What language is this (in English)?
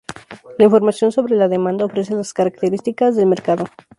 Spanish